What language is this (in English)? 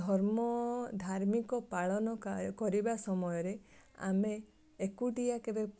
Odia